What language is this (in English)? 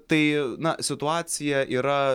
Lithuanian